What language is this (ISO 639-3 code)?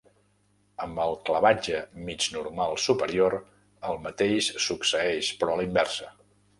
cat